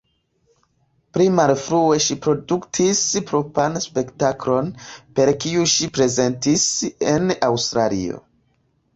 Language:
Esperanto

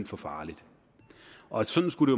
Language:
Danish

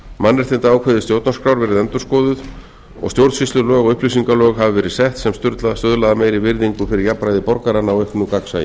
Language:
Icelandic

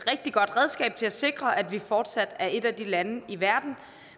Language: Danish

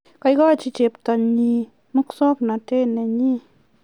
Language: Kalenjin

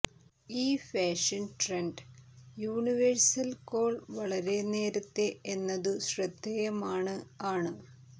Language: Malayalam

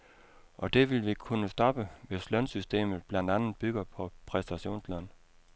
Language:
Danish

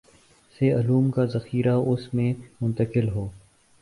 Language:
Urdu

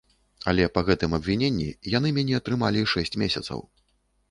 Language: Belarusian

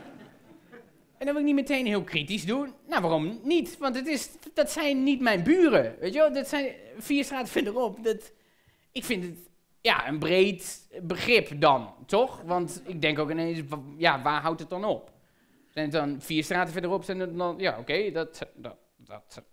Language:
Dutch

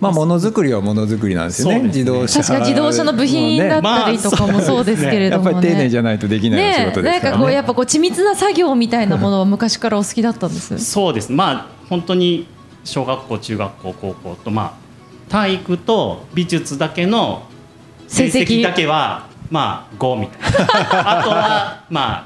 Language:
Japanese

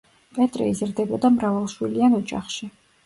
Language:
Georgian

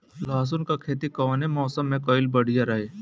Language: Bhojpuri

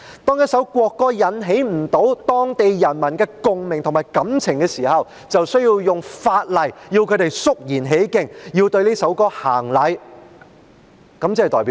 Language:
Cantonese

